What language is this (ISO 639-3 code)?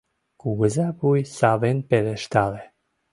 chm